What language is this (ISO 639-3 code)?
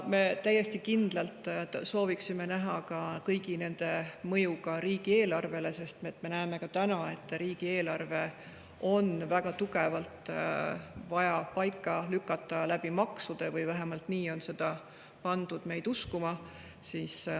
est